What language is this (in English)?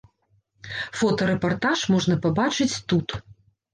Belarusian